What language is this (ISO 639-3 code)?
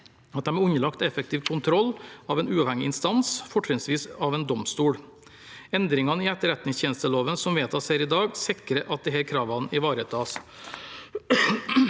nor